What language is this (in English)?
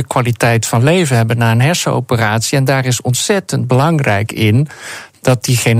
Dutch